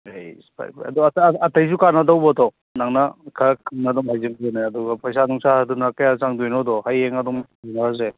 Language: Manipuri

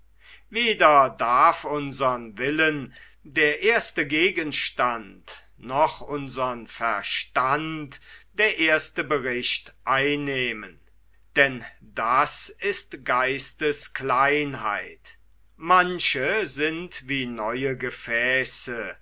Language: German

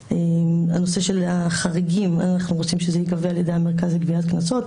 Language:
Hebrew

